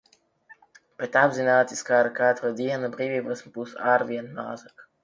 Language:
Latvian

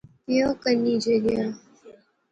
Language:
Pahari-Potwari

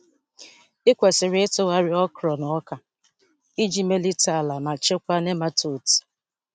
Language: Igbo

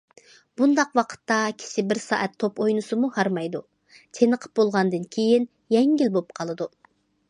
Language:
Uyghur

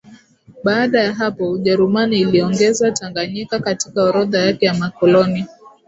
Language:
Swahili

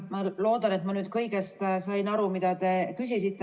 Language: Estonian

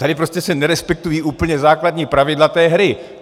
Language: Czech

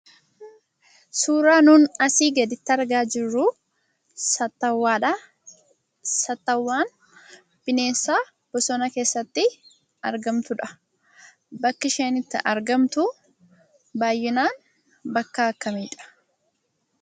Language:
Oromo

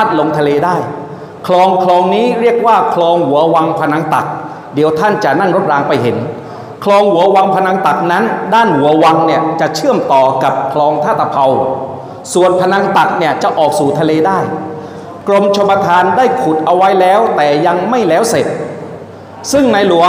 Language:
Thai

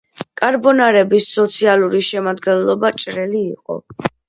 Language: Georgian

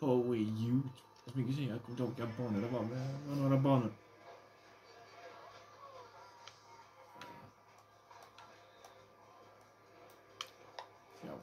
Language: Swedish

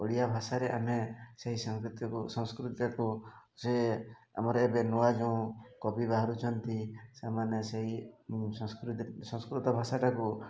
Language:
Odia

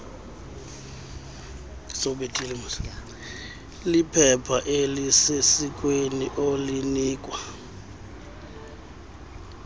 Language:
Xhosa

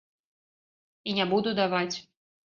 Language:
Belarusian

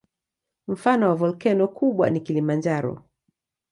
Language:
Swahili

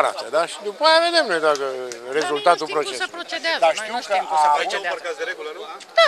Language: Romanian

